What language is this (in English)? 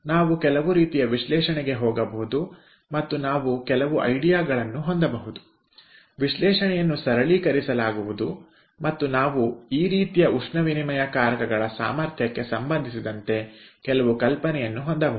Kannada